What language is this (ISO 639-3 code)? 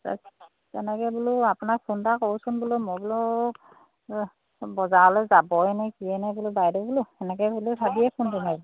asm